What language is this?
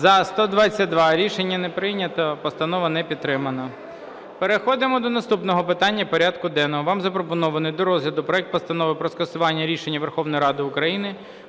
Ukrainian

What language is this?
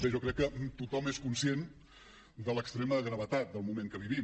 Catalan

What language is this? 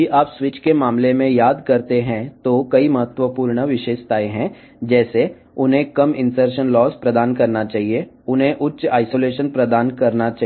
Telugu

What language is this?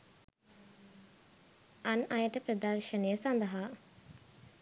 Sinhala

